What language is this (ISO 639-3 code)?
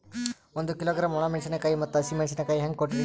kan